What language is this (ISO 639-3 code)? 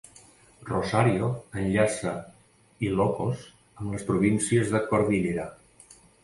cat